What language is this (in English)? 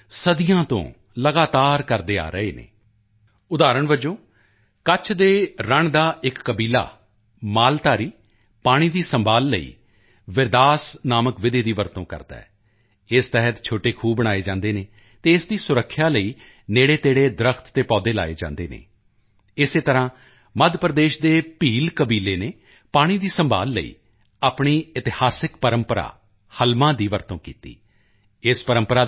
Punjabi